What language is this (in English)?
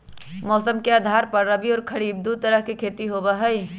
Magahi